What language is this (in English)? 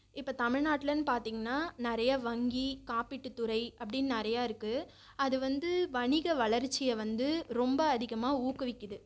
Tamil